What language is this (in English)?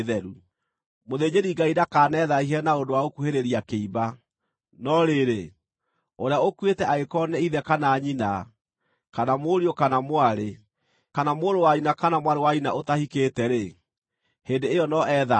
Kikuyu